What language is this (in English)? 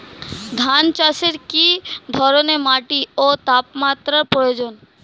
Bangla